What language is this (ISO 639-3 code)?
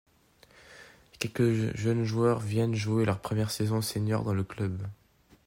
fra